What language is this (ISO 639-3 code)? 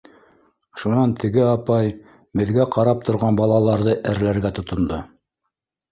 bak